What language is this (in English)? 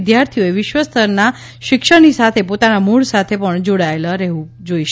Gujarati